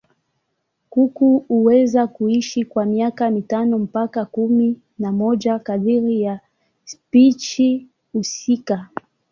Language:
Swahili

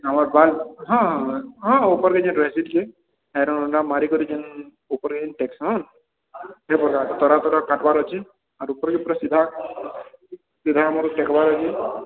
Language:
Odia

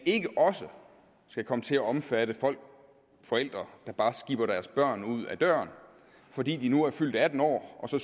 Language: Danish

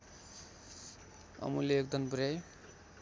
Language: Nepali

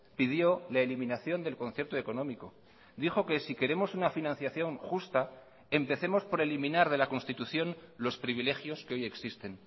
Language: Spanish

